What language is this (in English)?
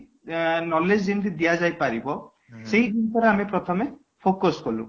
Odia